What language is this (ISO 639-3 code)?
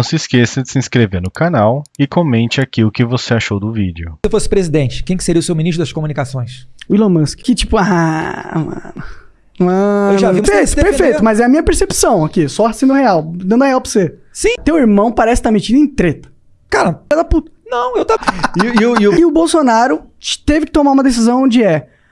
por